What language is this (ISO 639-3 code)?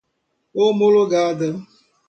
por